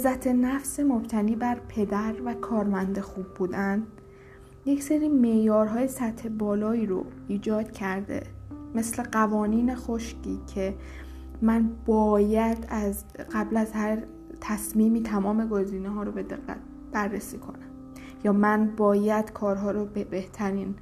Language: Persian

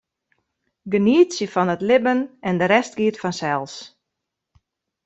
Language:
Western Frisian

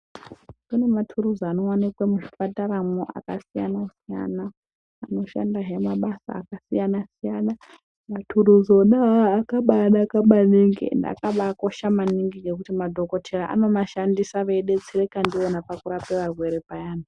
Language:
Ndau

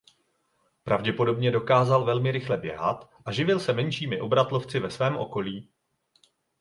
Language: Czech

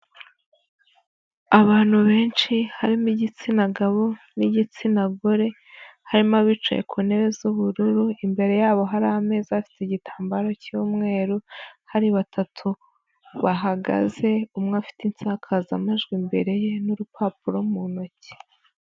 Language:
Kinyarwanda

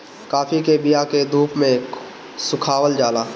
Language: Bhojpuri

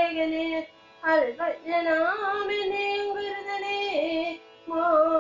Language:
Malayalam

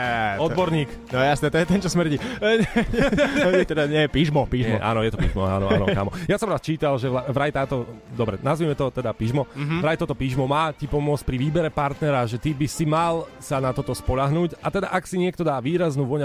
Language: Slovak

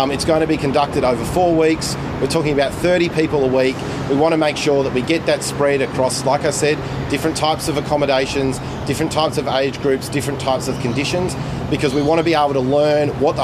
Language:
Bulgarian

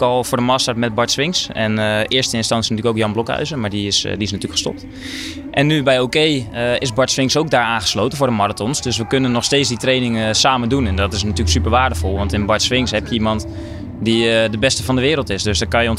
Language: Dutch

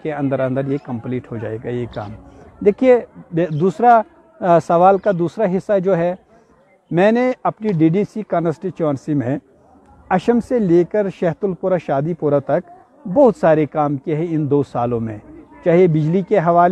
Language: Urdu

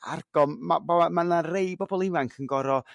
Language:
Welsh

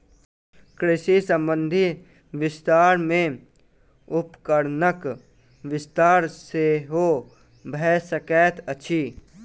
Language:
Maithili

